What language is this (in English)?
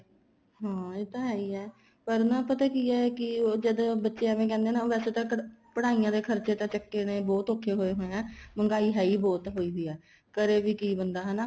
Punjabi